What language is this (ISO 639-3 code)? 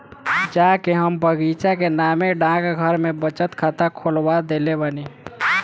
bho